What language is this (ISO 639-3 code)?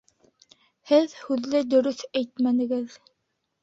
bak